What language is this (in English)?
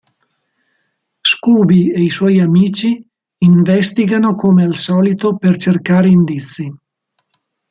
Italian